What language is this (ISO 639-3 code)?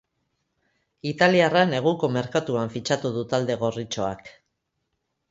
eus